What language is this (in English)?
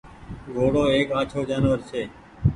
Goaria